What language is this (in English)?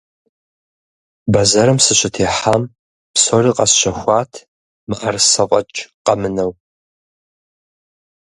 Kabardian